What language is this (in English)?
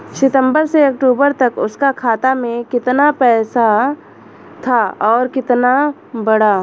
Bhojpuri